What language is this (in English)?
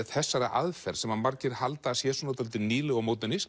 Icelandic